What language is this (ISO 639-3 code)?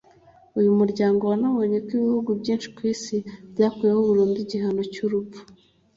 kin